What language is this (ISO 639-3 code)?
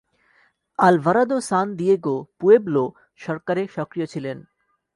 ben